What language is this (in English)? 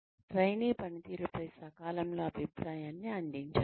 Telugu